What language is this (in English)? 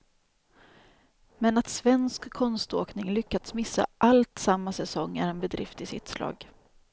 Swedish